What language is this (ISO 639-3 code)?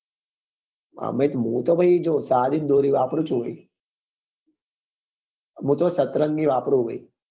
guj